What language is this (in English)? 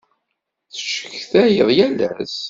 Kabyle